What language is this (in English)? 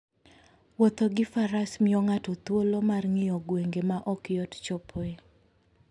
Luo (Kenya and Tanzania)